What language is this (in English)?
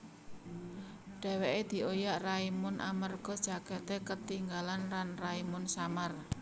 Javanese